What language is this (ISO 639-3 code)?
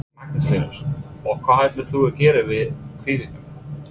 isl